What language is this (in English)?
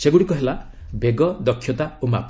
Odia